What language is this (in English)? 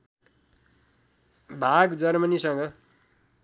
Nepali